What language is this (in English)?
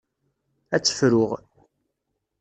Kabyle